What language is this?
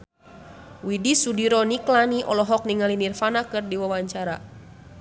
Sundanese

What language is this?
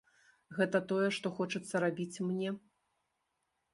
Belarusian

